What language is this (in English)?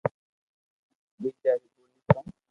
Loarki